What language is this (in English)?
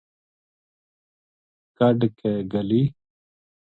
Gujari